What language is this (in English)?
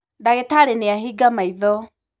Kikuyu